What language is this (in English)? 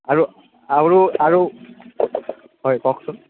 Assamese